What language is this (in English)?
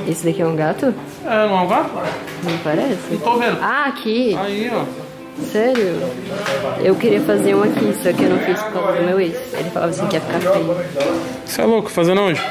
Portuguese